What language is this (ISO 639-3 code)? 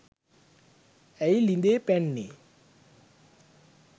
sin